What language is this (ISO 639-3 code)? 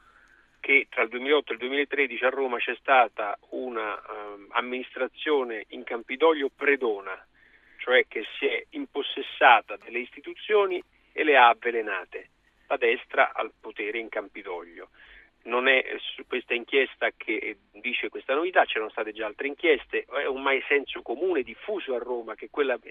ita